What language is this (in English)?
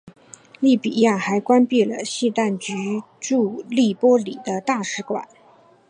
Chinese